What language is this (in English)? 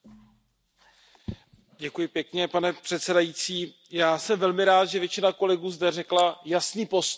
Czech